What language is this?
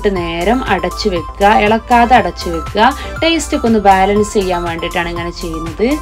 Malayalam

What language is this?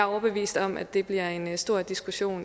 Danish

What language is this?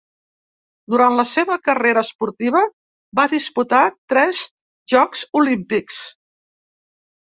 Catalan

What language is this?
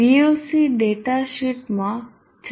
Gujarati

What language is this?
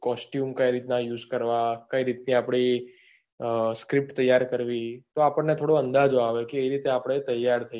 Gujarati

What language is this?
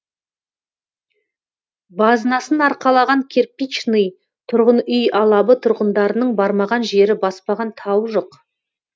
Kazakh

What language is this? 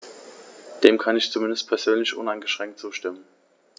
German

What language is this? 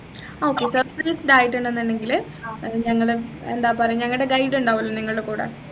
Malayalam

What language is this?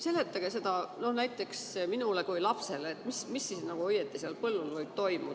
Estonian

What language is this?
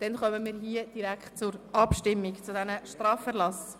Swiss German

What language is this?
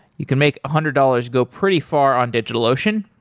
English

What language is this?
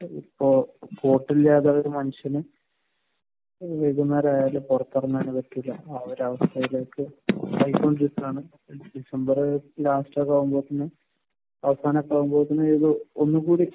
Malayalam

